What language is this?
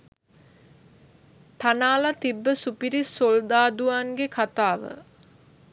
Sinhala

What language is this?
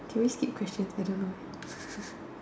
English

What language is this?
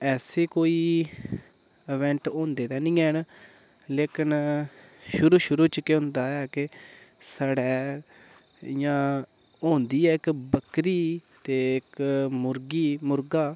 Dogri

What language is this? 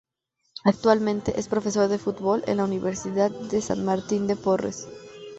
Spanish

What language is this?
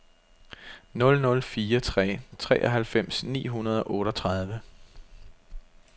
Danish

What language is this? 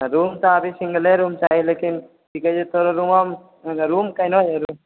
Maithili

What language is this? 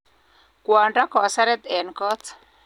Kalenjin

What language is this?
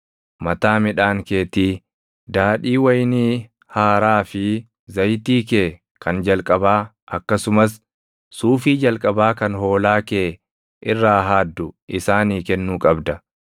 Oromo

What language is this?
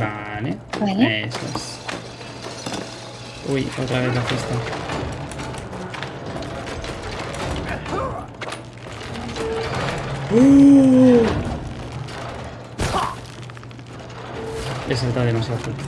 Spanish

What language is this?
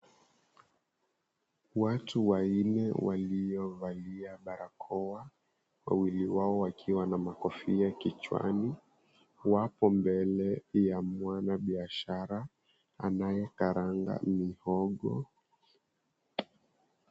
Swahili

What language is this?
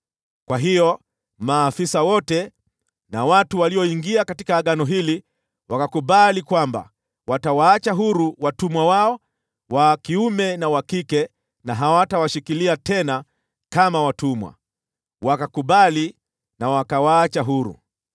Swahili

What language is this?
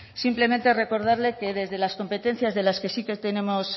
Spanish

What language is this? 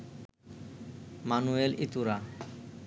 Bangla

